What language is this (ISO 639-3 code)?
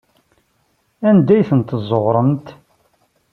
kab